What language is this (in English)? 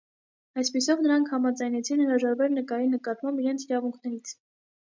Armenian